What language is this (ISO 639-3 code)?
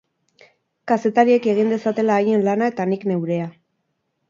eus